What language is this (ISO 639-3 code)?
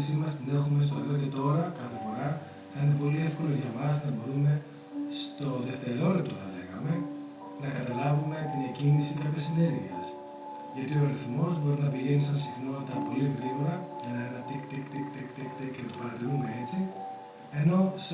ell